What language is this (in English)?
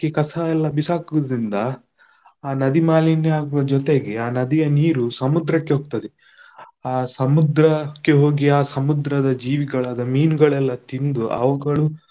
Kannada